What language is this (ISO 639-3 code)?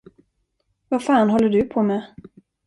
swe